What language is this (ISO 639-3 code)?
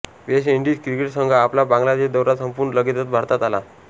mar